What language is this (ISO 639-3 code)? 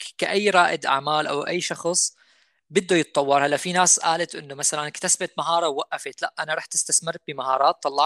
ara